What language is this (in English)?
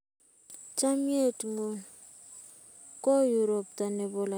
Kalenjin